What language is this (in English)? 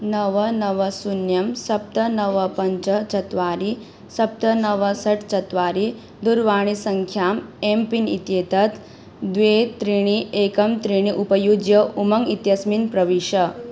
Sanskrit